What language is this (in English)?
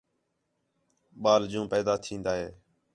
Khetrani